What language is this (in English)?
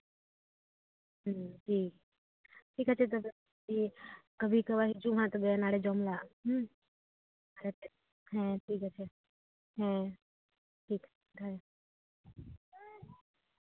Santali